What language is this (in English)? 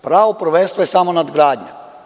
Serbian